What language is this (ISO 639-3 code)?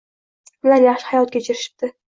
uzb